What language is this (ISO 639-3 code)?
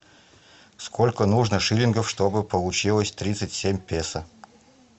rus